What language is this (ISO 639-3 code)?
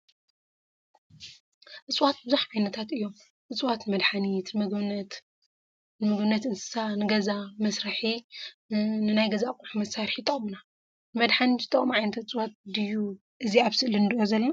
tir